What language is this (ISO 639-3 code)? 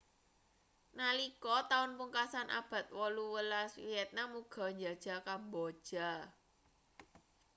jav